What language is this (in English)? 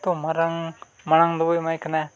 Santali